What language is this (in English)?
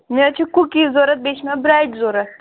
Kashmiri